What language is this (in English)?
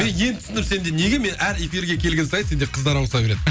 Kazakh